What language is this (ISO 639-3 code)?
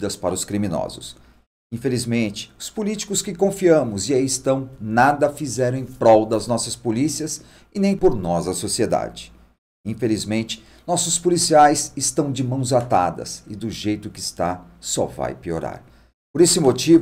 por